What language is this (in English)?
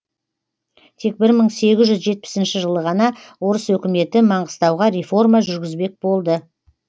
Kazakh